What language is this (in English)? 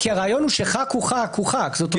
Hebrew